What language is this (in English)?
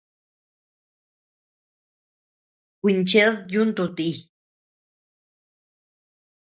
Tepeuxila Cuicatec